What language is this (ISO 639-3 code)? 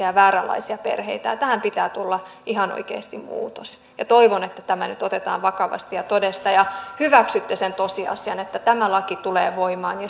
fin